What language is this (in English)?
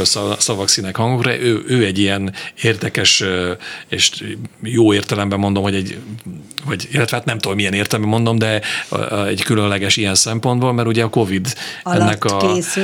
Hungarian